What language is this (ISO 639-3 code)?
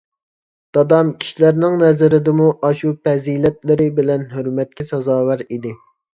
uig